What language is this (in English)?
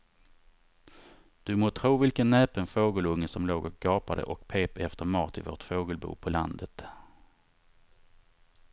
Swedish